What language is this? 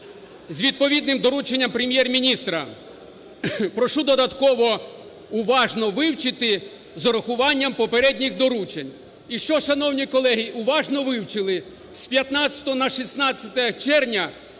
Ukrainian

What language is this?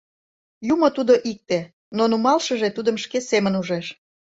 Mari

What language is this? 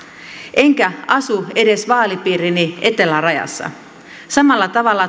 Finnish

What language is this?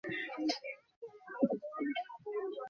Bangla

